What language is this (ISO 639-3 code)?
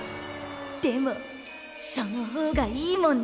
jpn